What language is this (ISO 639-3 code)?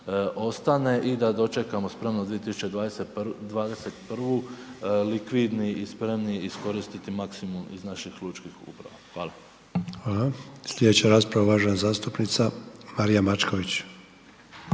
hrv